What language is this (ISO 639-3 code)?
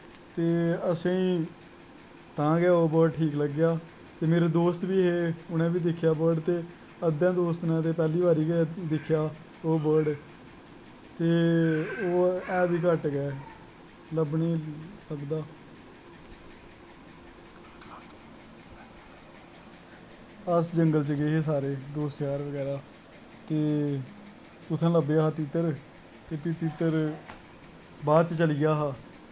doi